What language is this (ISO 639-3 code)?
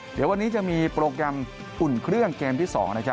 tha